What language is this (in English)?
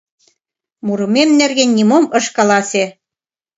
Mari